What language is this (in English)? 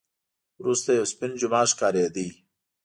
Pashto